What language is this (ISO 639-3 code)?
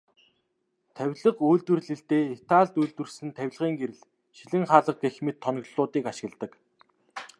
mon